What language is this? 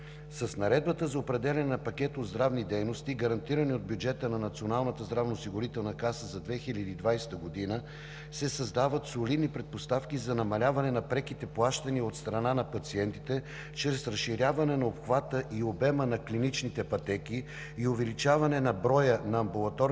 Bulgarian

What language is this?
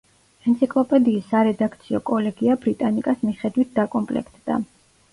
Georgian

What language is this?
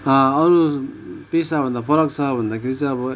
Nepali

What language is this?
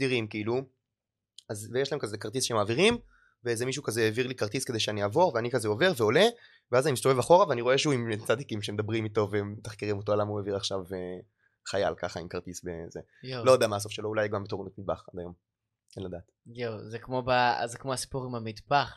Hebrew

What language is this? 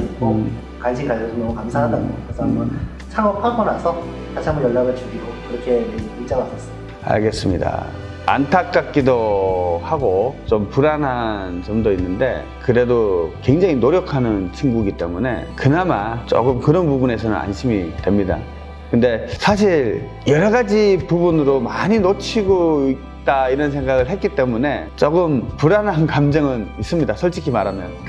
Korean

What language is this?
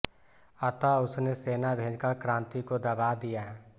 Hindi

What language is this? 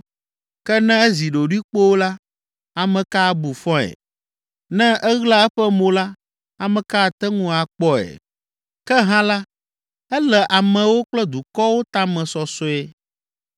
Ewe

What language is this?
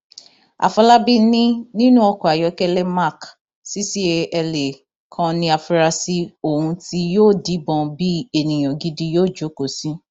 Yoruba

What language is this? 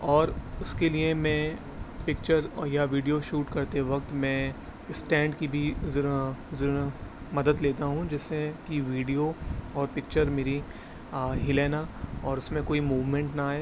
Urdu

